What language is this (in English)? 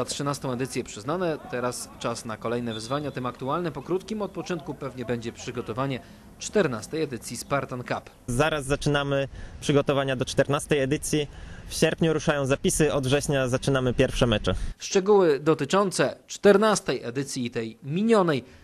Polish